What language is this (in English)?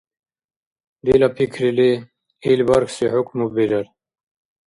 Dargwa